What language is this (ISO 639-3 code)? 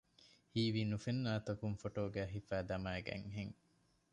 div